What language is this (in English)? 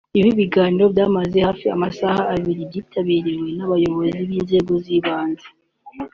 Kinyarwanda